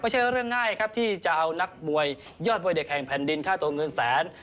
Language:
Thai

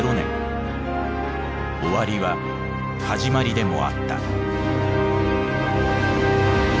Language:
Japanese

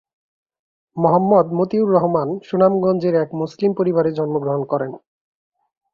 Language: Bangla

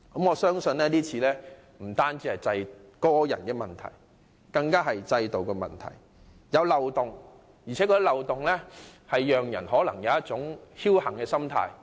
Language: Cantonese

